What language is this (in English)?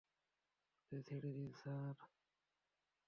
Bangla